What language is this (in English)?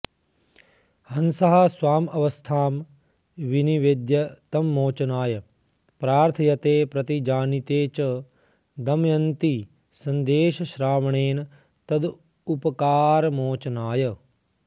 Sanskrit